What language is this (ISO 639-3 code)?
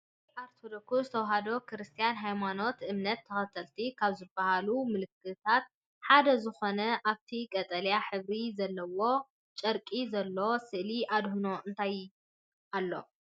tir